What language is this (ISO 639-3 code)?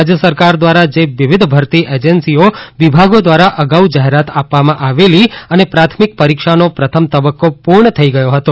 guj